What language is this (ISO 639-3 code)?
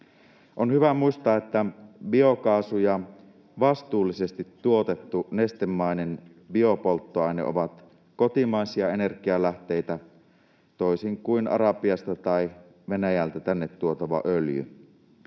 fin